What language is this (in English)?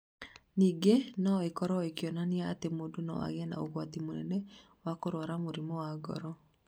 Kikuyu